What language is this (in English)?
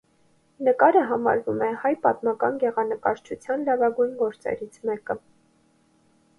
Armenian